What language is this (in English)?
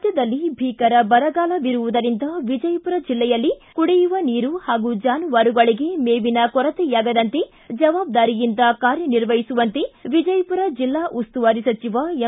Kannada